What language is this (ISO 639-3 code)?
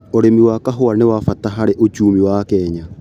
kik